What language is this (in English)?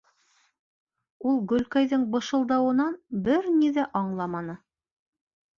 Bashkir